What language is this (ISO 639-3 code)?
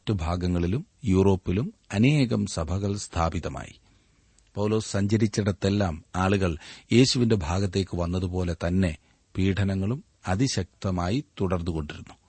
mal